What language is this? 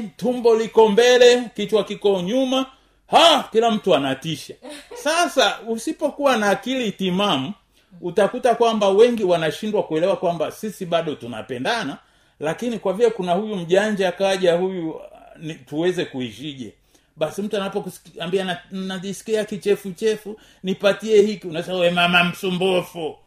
Swahili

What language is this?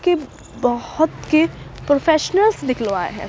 Urdu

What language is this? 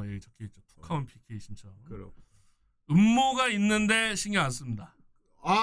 Korean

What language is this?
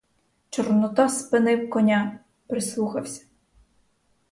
Ukrainian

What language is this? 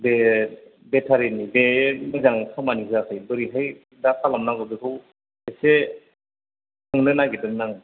Bodo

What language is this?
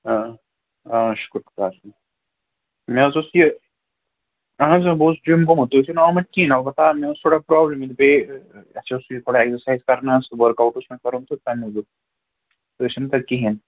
Kashmiri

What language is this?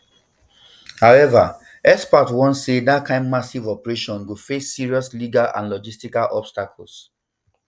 Nigerian Pidgin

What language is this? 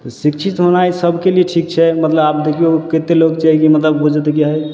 Maithili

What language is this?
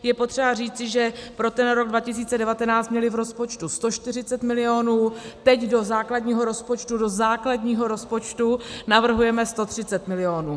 Czech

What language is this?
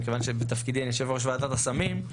Hebrew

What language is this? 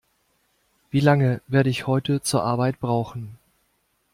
German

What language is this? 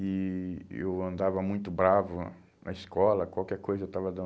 Portuguese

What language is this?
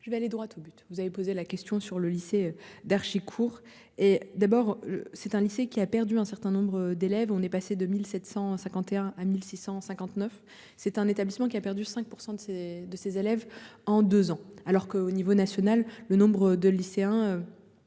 French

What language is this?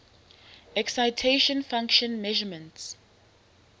English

